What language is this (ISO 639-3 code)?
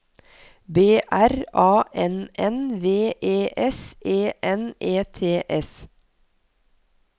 nor